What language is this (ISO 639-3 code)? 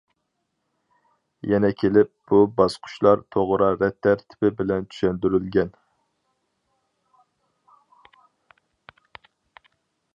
uig